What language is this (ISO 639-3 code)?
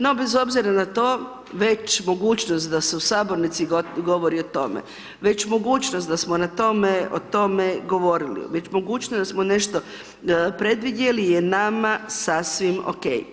hrv